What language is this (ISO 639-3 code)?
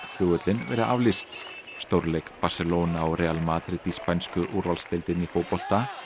isl